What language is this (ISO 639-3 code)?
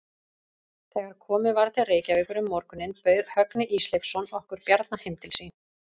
isl